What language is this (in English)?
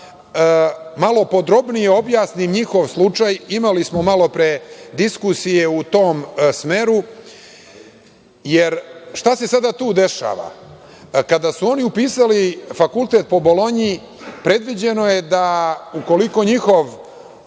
Serbian